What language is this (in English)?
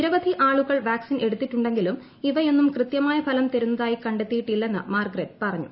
Malayalam